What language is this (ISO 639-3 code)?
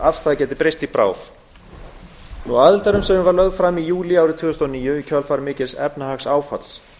isl